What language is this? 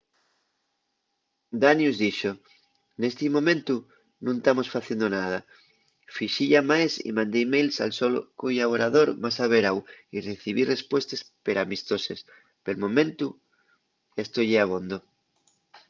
Asturian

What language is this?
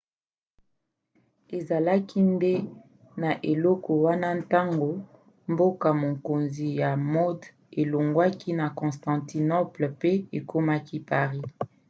Lingala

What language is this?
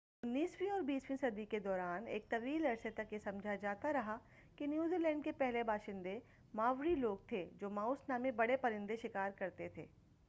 Urdu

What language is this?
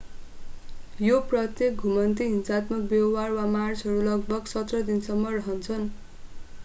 Nepali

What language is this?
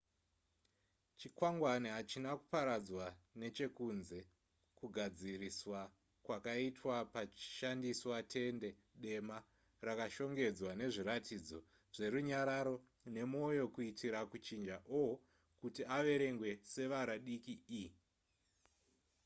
Shona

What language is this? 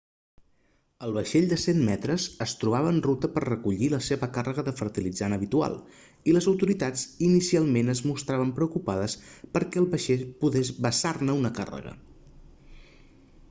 Catalan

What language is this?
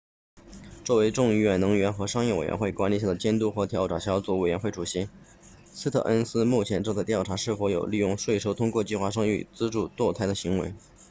Chinese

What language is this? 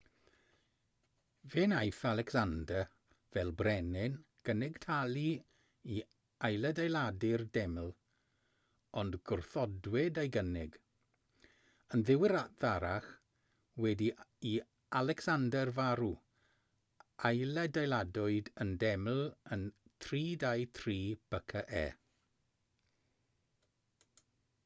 Welsh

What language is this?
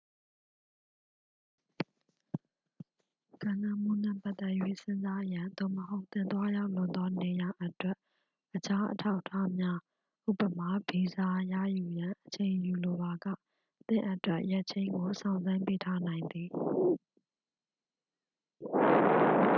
Burmese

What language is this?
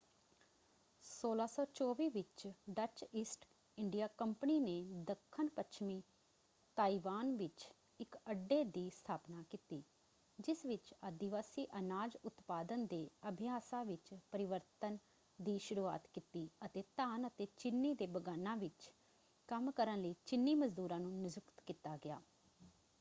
Punjabi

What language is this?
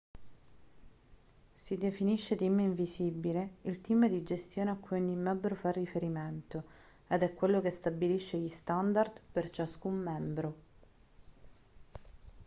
Italian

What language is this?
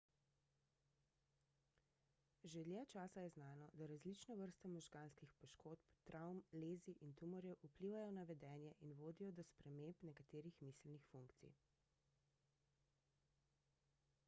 Slovenian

